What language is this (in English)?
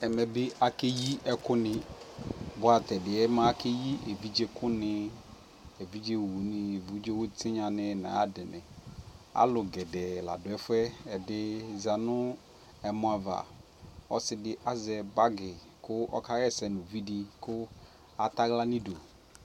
Ikposo